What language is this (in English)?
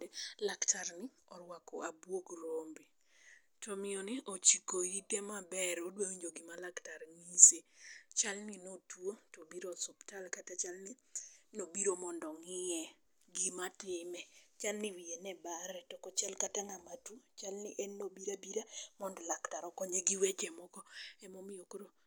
Luo (Kenya and Tanzania)